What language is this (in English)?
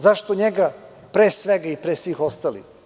Serbian